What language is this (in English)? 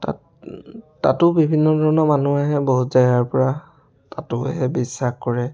Assamese